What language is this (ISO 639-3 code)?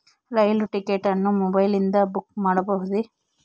kan